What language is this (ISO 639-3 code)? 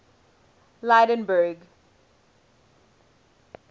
eng